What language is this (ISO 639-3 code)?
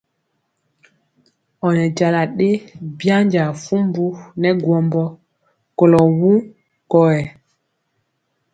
mcx